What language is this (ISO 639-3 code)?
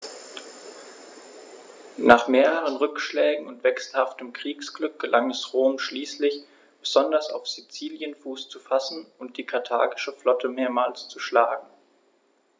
deu